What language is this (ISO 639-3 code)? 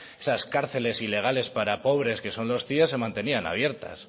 spa